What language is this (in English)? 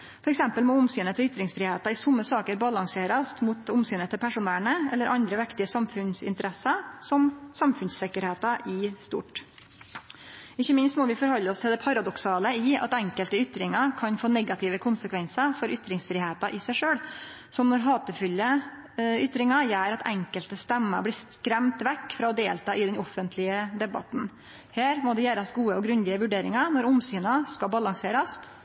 Norwegian Nynorsk